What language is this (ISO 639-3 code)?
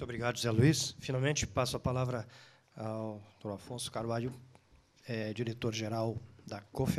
por